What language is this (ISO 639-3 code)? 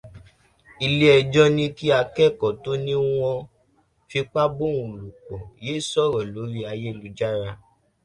yor